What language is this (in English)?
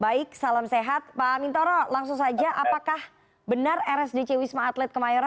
Indonesian